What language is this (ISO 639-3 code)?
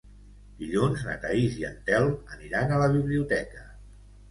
cat